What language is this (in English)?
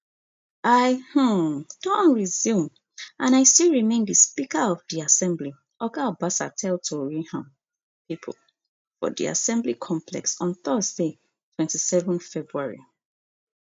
Nigerian Pidgin